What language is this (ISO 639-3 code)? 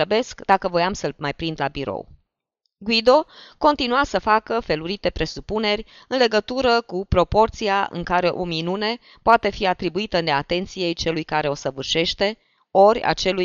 ron